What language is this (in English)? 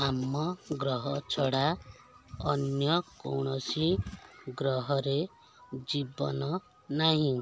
Odia